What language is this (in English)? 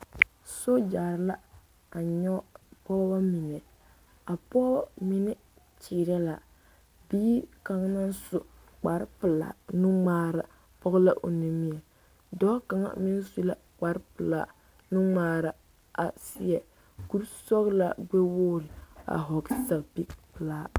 Southern Dagaare